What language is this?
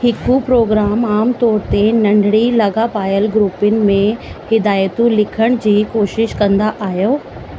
Sindhi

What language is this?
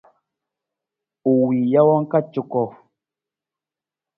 Nawdm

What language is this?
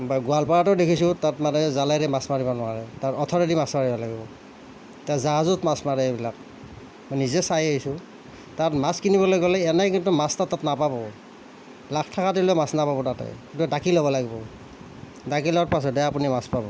Assamese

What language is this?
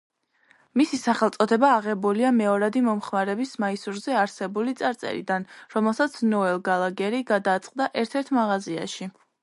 Georgian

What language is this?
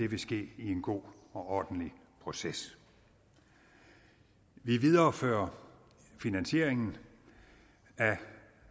Danish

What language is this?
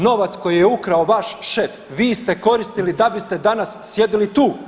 Croatian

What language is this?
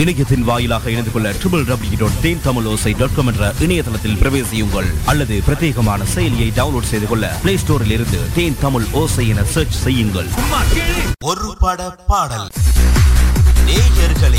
Tamil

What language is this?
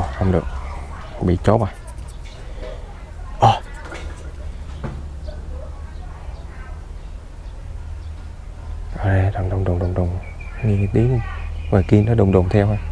Vietnamese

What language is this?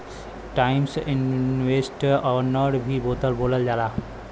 Bhojpuri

